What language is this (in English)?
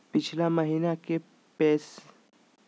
Magahi